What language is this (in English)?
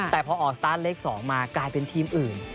Thai